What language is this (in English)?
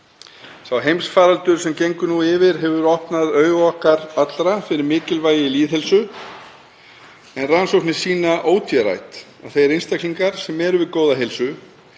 Icelandic